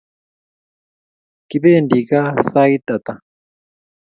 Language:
Kalenjin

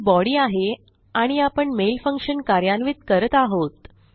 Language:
Marathi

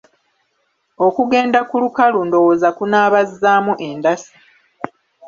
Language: Ganda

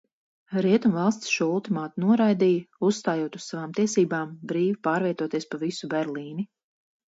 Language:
Latvian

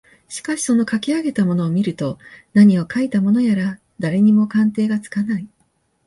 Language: Japanese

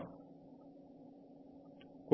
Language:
Malayalam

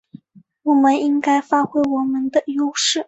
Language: Chinese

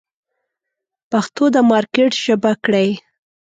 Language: Pashto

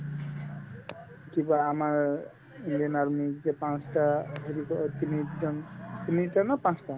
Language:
Assamese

